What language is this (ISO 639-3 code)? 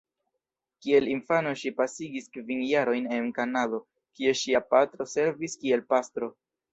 epo